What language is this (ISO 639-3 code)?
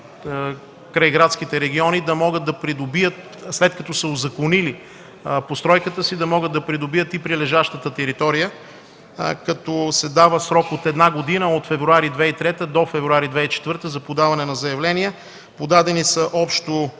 bul